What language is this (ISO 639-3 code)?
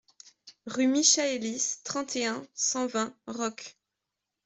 fra